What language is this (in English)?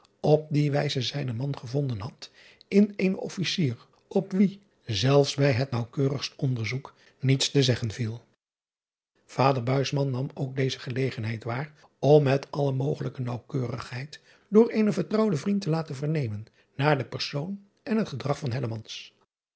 Dutch